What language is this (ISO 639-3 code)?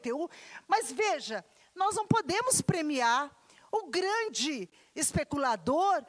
por